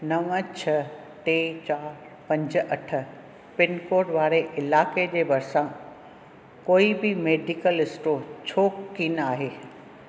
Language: Sindhi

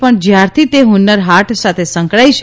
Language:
Gujarati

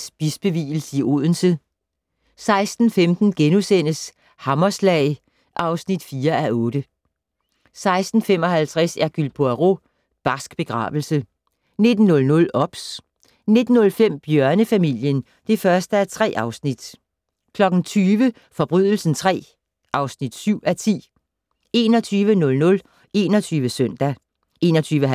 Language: Danish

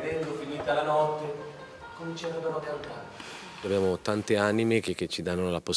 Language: Italian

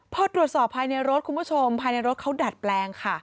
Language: Thai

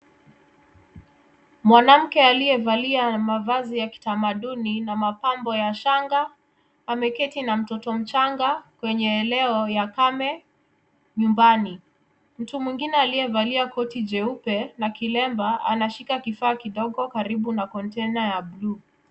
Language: Swahili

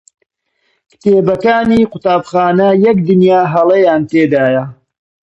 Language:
Central Kurdish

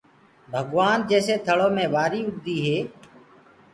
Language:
Gurgula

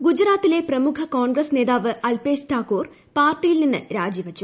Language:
Malayalam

